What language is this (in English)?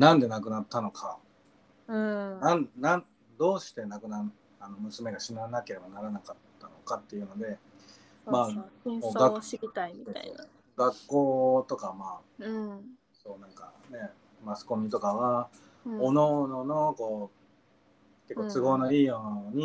Japanese